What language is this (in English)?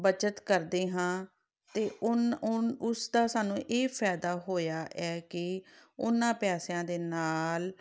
Punjabi